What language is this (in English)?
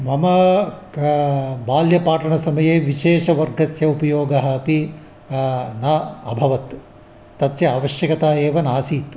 Sanskrit